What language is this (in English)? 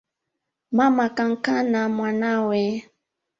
Swahili